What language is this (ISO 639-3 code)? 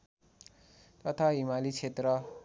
nep